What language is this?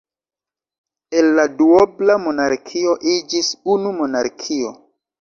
Esperanto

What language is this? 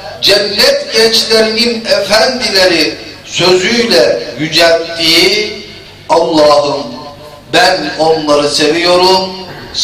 Turkish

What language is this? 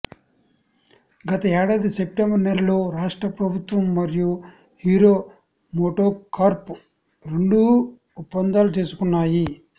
Telugu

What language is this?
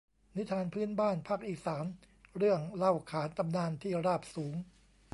Thai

